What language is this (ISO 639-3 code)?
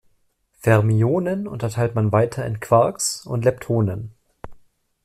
deu